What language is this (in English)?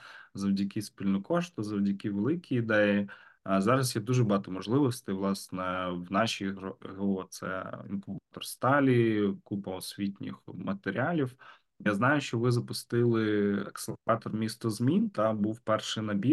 Ukrainian